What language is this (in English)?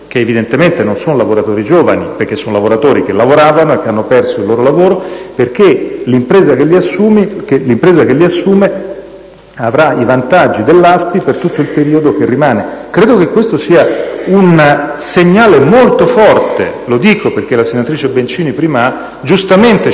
Italian